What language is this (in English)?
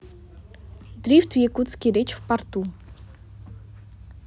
Russian